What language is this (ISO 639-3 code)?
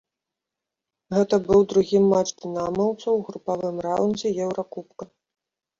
bel